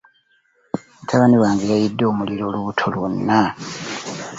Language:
Ganda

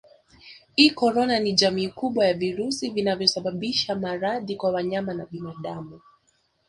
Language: Swahili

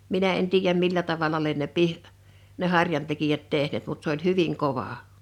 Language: Finnish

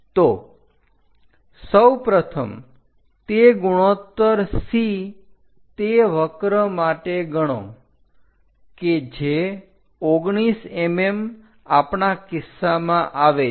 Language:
Gujarati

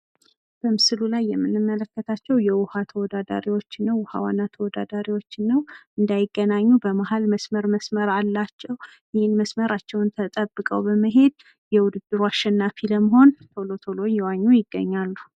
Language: Amharic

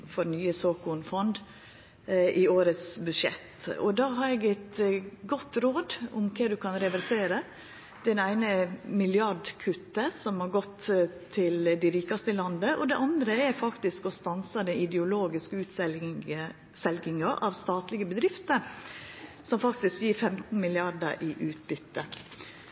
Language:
Norwegian Nynorsk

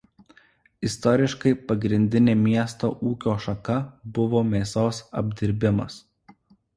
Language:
Lithuanian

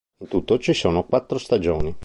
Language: Italian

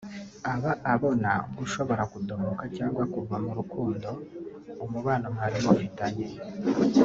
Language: Kinyarwanda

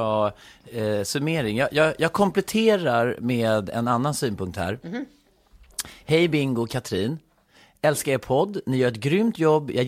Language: Swedish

